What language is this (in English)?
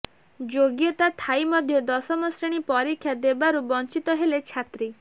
Odia